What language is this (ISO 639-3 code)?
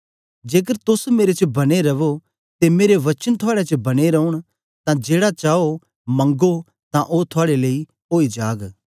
doi